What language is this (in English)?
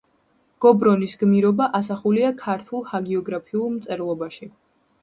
Georgian